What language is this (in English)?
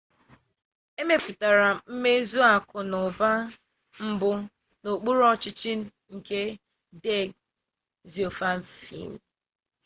Igbo